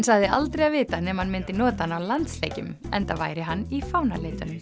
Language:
Icelandic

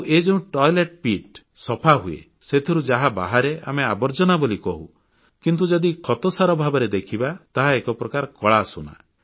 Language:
Odia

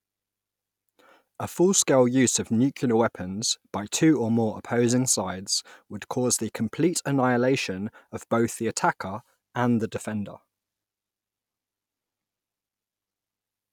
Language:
English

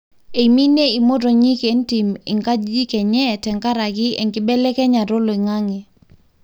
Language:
Masai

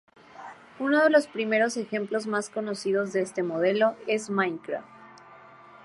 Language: Spanish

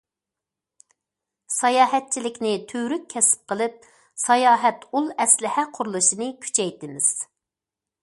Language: Uyghur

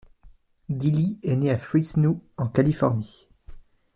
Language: French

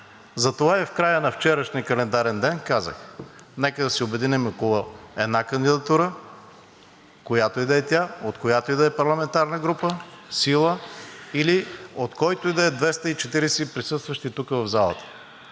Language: Bulgarian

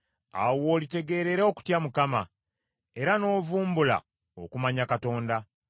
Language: Ganda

